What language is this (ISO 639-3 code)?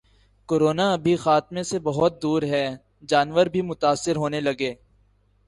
urd